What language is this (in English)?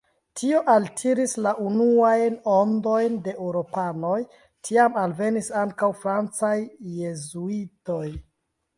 Esperanto